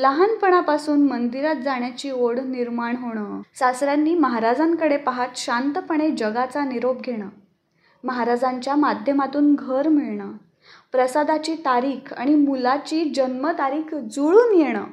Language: Marathi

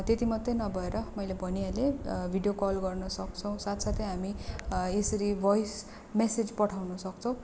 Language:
Nepali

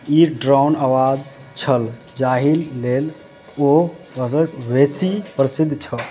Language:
Maithili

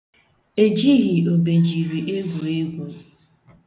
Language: Igbo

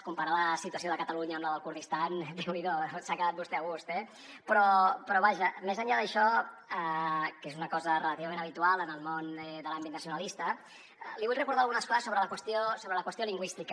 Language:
Catalan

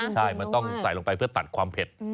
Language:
Thai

